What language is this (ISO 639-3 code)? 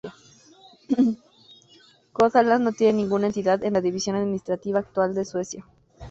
spa